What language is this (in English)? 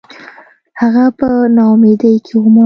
Pashto